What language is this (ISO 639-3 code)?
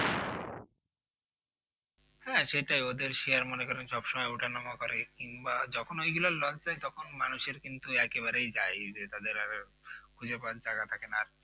ben